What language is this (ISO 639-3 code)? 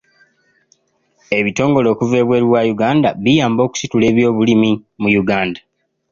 lug